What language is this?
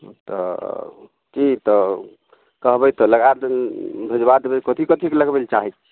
Maithili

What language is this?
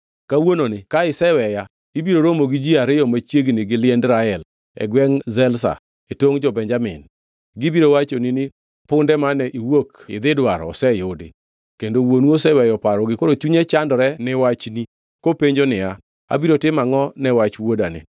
Luo (Kenya and Tanzania)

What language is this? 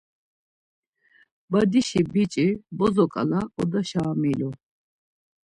Laz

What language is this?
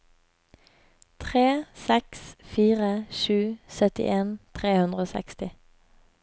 Norwegian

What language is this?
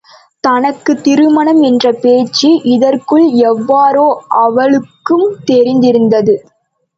Tamil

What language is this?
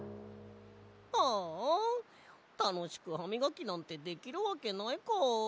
Japanese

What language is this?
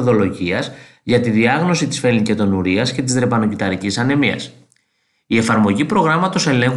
Greek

